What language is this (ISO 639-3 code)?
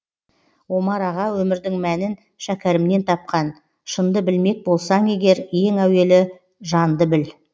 kaz